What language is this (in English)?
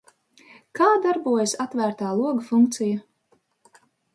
Latvian